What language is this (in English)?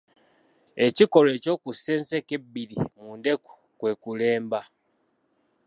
Ganda